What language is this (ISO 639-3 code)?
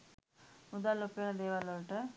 sin